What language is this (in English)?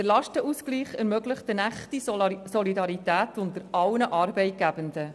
Swiss German